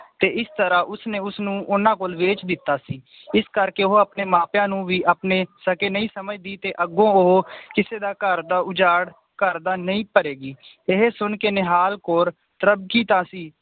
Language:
Punjabi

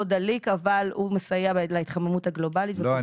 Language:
Hebrew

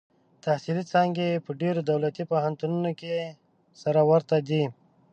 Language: Pashto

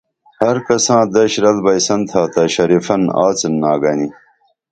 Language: Dameli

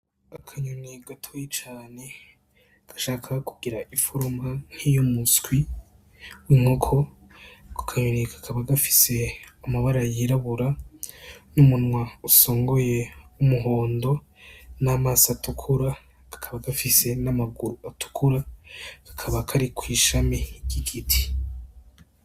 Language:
Rundi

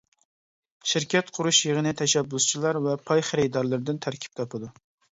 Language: Uyghur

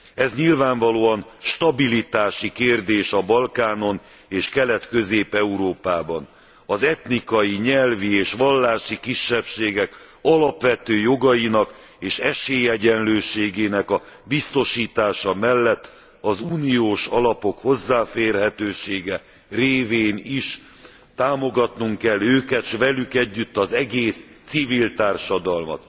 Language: Hungarian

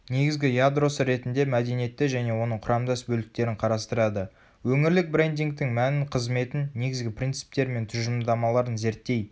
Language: Kazakh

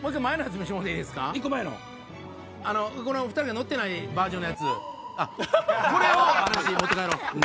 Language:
Japanese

